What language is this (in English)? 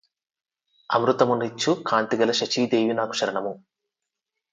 Telugu